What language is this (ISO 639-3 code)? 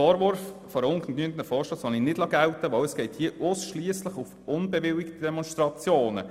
gsw